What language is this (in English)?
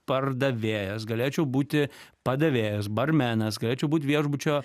Lithuanian